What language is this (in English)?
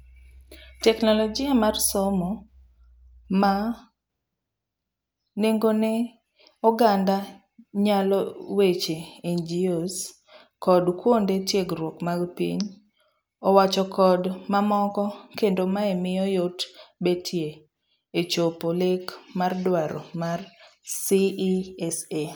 Luo (Kenya and Tanzania)